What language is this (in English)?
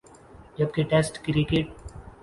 Urdu